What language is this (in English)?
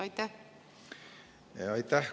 Estonian